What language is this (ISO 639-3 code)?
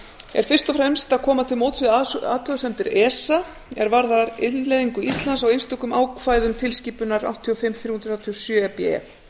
isl